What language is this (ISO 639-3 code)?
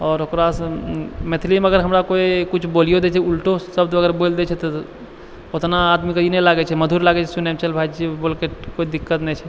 mai